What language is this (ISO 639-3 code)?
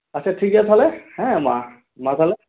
sat